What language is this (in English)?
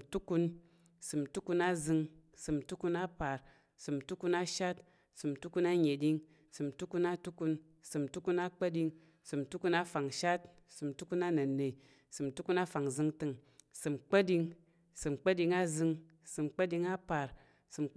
Tarok